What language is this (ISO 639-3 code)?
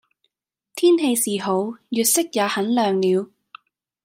yue